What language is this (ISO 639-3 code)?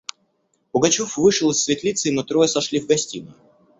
rus